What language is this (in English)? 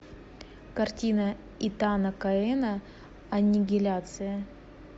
Russian